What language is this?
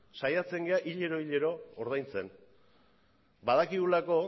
Basque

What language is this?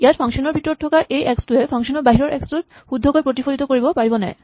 Assamese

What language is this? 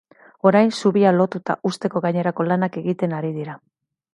Basque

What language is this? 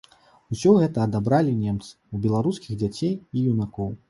Belarusian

